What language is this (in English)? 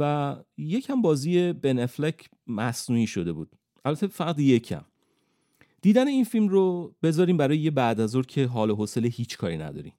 Persian